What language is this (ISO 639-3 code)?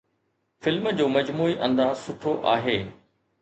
snd